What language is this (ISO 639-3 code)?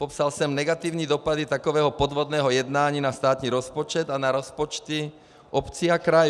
ces